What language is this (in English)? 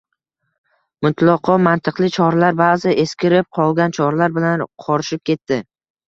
Uzbek